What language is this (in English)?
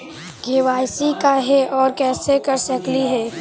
Magahi